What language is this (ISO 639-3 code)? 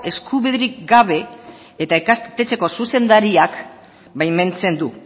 eus